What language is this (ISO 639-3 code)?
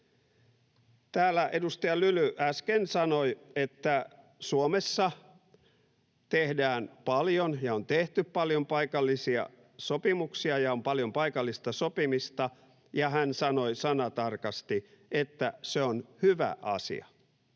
fin